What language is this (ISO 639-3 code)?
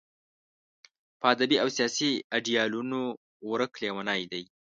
pus